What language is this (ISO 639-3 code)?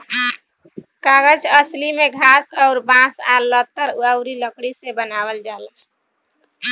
bho